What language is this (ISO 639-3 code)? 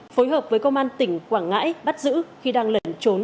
vie